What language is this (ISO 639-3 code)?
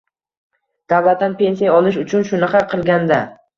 uzb